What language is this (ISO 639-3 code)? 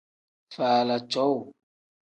kdh